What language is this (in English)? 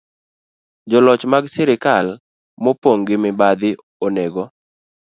Luo (Kenya and Tanzania)